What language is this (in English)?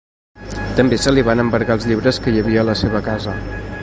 Catalan